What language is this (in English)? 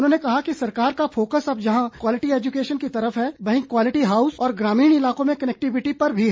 Hindi